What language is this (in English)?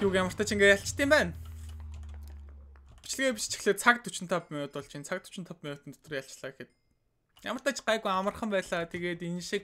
Romanian